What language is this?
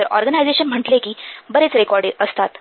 Marathi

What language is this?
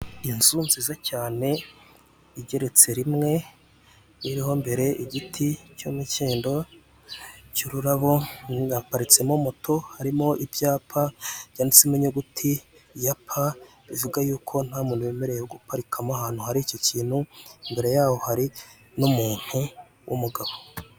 Kinyarwanda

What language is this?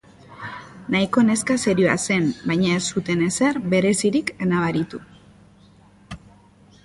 Basque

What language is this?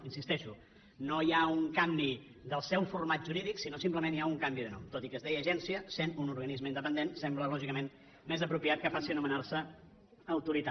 Catalan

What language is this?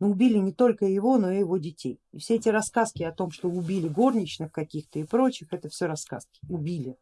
Russian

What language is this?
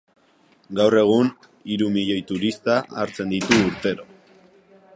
Basque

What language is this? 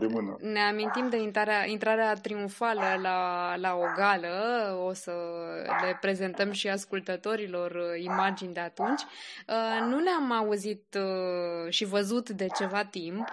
Romanian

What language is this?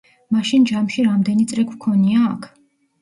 Georgian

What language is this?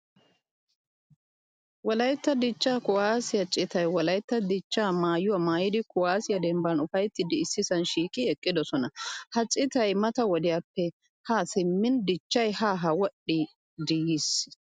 Wolaytta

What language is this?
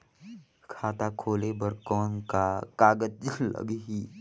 Chhattisgarhi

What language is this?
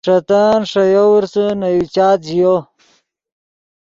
Yidgha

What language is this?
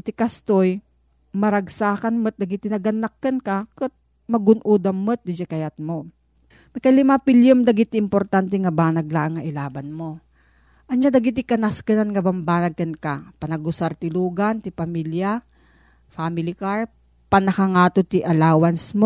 Filipino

